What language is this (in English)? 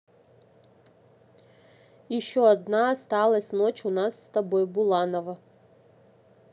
Russian